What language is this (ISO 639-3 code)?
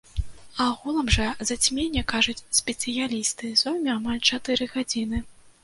bel